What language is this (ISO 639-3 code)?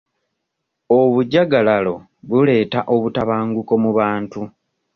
lug